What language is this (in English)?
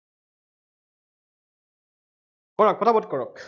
Assamese